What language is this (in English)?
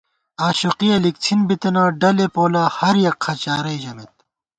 Gawar-Bati